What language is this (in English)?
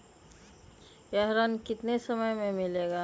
Magahi